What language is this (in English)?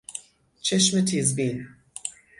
Persian